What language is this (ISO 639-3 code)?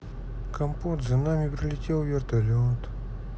rus